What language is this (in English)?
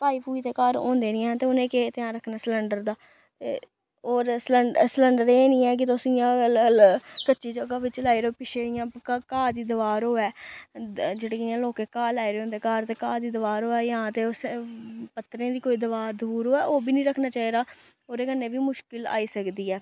Dogri